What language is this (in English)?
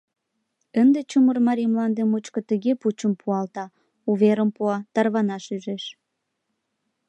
Mari